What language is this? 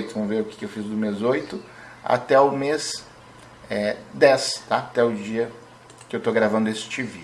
Portuguese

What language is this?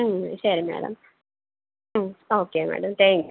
Malayalam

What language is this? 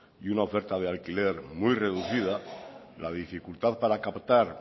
Spanish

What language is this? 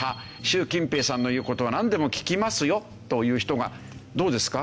Japanese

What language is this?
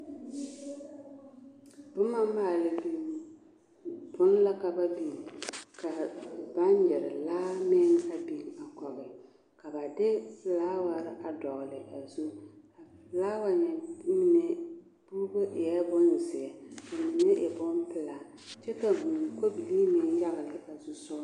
Southern Dagaare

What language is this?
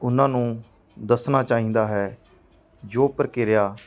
Punjabi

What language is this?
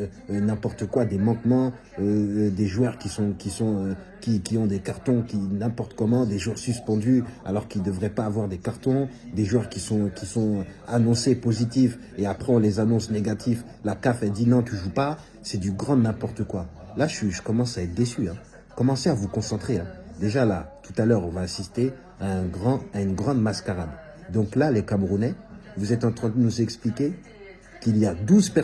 French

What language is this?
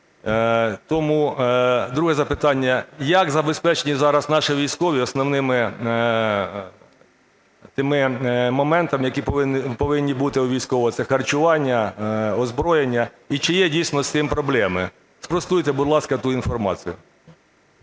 Ukrainian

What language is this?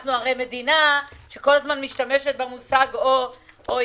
Hebrew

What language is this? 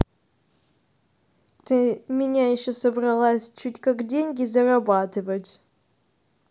Russian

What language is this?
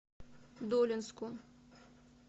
Russian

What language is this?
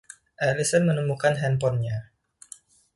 Indonesian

